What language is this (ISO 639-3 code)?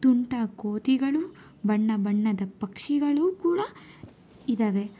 kan